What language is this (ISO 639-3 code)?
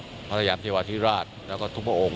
tha